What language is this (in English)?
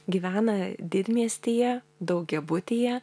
Lithuanian